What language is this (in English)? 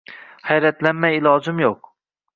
Uzbek